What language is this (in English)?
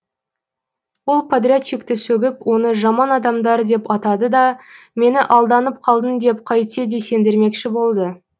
Kazakh